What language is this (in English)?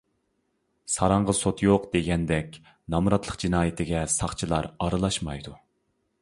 Uyghur